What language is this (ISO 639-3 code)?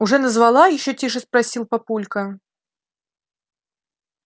rus